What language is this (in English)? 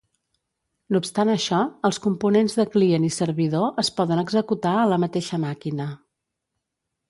Catalan